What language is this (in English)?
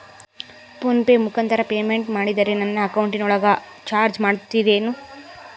Kannada